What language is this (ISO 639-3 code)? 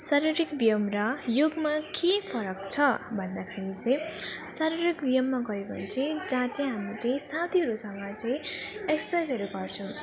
nep